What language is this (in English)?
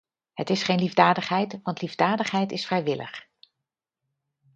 Dutch